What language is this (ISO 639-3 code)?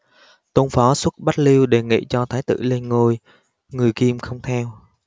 vie